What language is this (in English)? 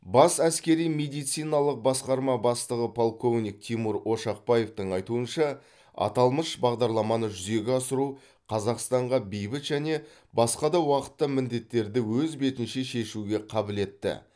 Kazakh